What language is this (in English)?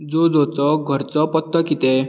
Konkani